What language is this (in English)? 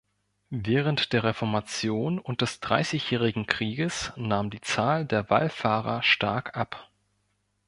German